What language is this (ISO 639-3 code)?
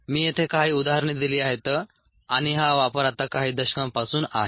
mar